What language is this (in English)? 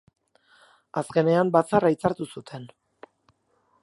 Basque